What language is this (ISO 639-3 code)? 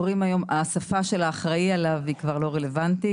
heb